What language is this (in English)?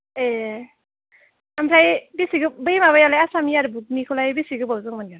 Bodo